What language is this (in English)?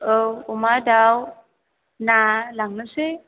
Bodo